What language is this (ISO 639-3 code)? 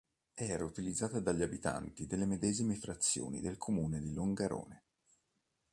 ita